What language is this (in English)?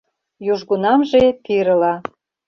Mari